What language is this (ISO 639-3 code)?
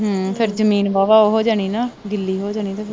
pan